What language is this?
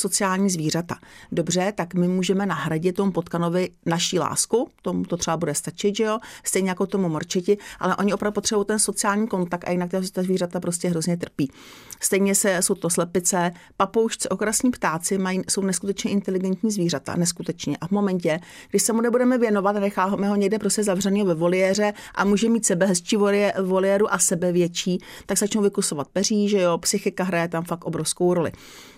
Czech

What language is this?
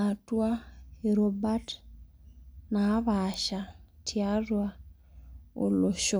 Masai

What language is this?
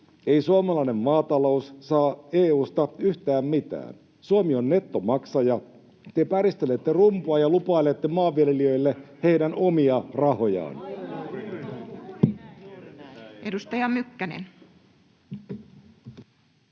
Finnish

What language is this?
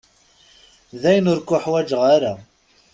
Kabyle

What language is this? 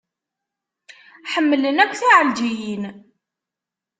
Kabyle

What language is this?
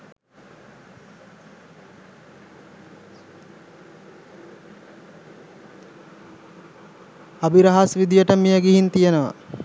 Sinhala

